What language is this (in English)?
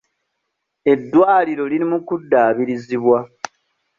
Ganda